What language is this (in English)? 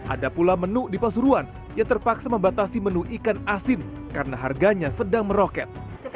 Indonesian